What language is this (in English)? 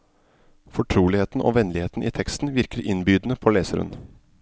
Norwegian